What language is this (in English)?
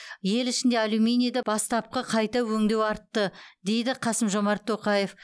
Kazakh